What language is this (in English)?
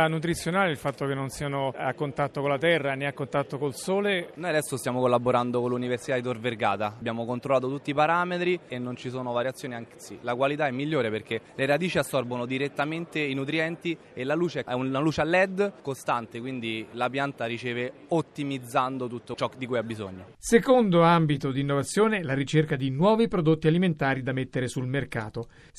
Italian